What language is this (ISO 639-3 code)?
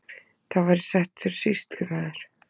isl